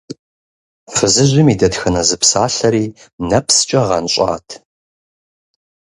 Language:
Kabardian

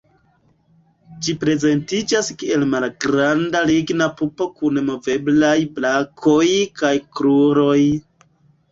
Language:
Esperanto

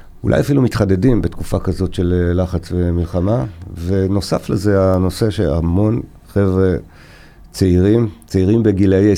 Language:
Hebrew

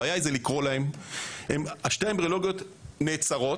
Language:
Hebrew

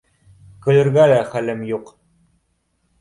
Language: Bashkir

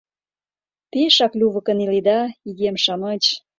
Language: Mari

